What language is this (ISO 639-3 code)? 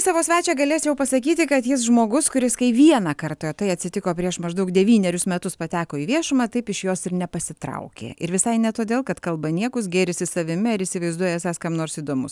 lit